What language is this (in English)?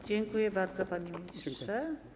Polish